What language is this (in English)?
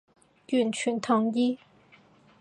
Cantonese